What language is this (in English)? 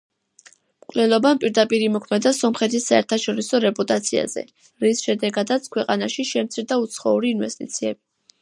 Georgian